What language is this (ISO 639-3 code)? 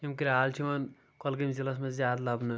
kas